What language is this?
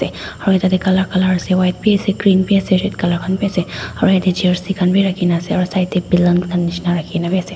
Naga Pidgin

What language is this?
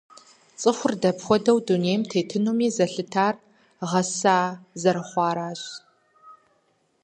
Kabardian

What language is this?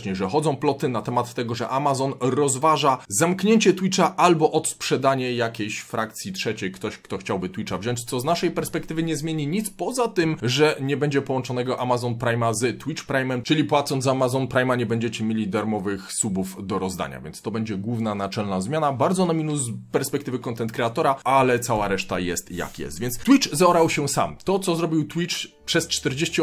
Polish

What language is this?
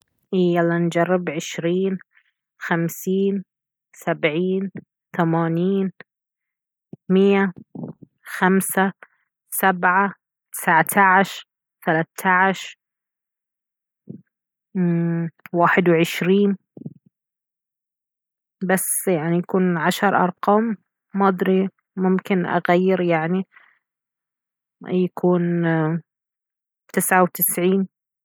Baharna Arabic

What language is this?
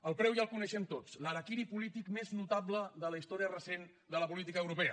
Catalan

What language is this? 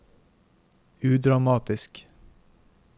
Norwegian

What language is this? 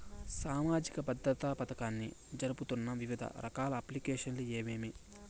Telugu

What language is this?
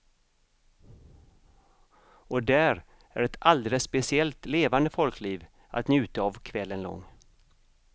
Swedish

